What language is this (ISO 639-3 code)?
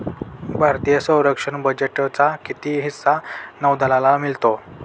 mar